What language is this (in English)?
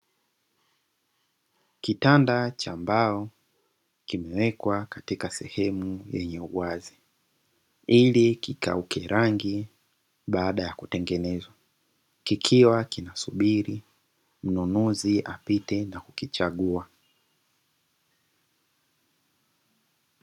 Swahili